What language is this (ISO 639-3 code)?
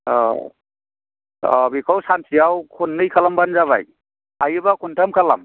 brx